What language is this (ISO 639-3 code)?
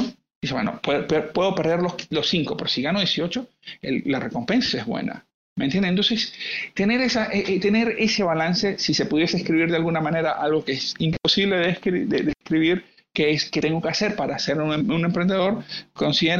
spa